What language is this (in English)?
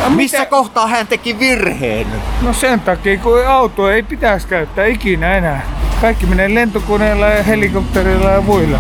Finnish